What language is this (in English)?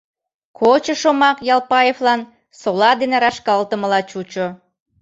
Mari